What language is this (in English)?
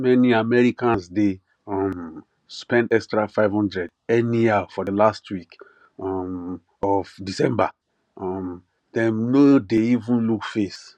Nigerian Pidgin